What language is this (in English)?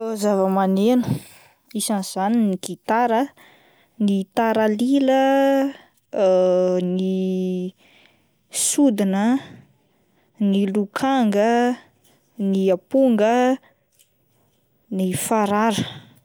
Malagasy